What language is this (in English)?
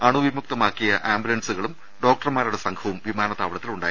Malayalam